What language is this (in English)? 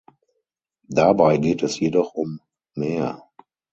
German